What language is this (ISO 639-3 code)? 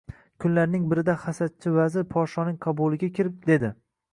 uzb